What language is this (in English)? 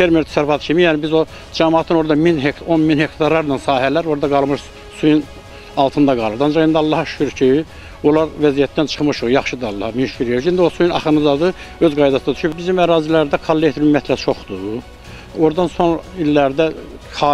Turkish